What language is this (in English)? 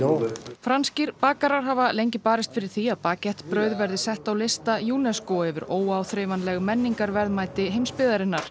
Icelandic